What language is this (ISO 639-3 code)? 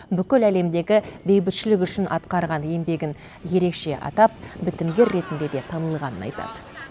kaz